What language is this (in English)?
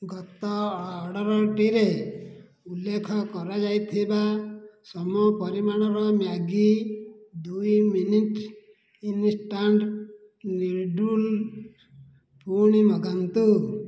Odia